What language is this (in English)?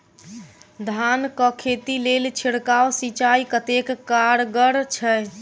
Maithili